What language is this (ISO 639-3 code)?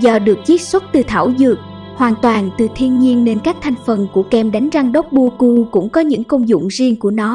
vie